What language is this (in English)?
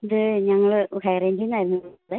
Malayalam